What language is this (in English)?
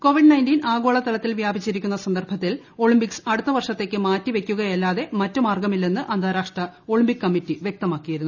Malayalam